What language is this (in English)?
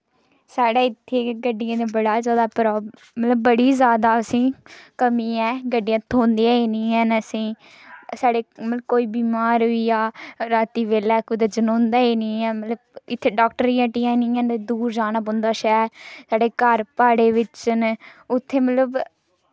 Dogri